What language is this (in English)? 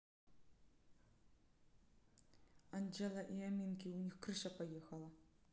Russian